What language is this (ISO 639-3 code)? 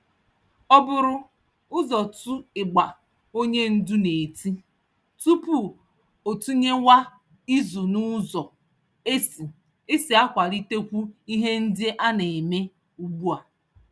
ibo